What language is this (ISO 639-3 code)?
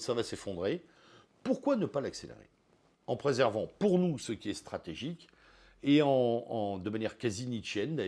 fra